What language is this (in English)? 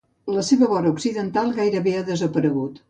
Catalan